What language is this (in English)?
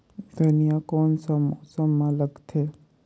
Chhattisgarhi